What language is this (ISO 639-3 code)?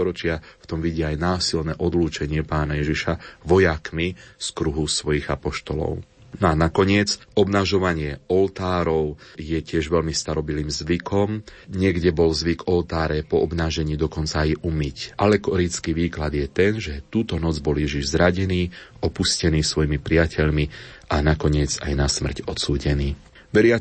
slk